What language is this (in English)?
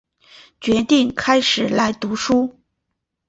Chinese